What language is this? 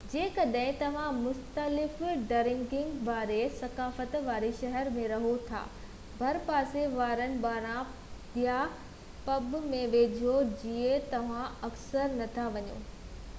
Sindhi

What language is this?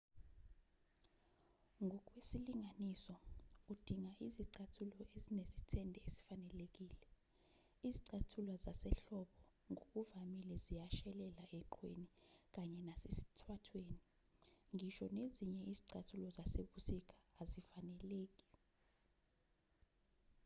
Zulu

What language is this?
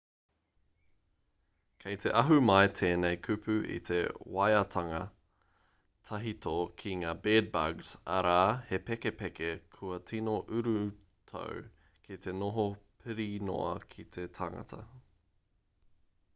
Māori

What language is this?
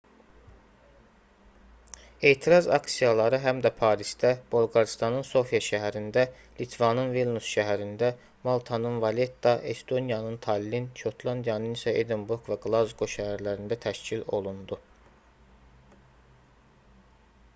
Azerbaijani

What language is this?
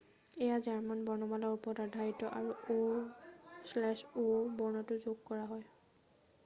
Assamese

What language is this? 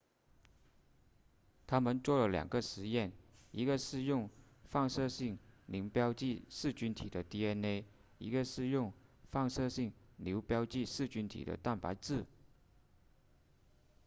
Chinese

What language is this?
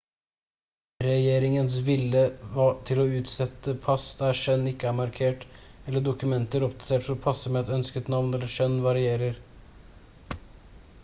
Norwegian Bokmål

